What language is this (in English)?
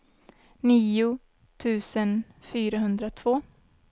Swedish